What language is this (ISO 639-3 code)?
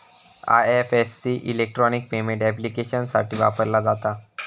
mar